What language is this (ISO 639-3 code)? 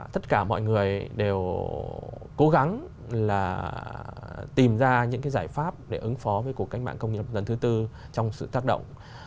vie